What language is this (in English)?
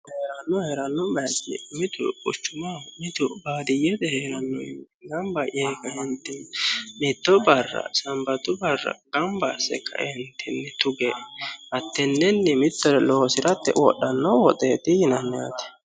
Sidamo